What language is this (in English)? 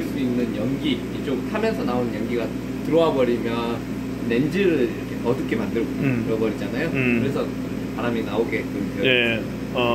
Korean